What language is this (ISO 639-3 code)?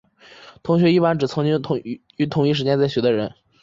zho